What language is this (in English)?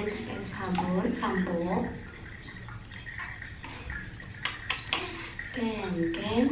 Indonesian